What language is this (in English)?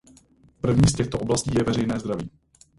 Czech